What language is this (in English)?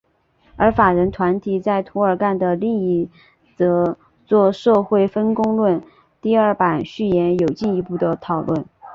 Chinese